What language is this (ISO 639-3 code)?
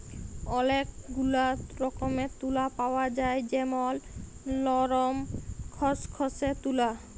ben